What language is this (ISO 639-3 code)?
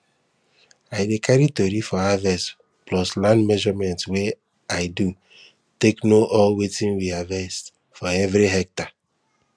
pcm